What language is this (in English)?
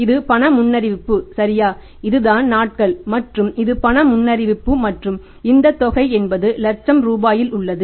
Tamil